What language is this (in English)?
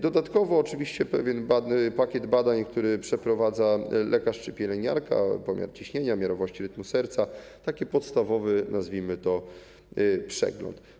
Polish